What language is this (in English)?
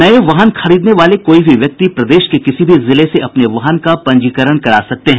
Hindi